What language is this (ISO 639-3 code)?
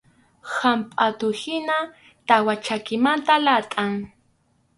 qxu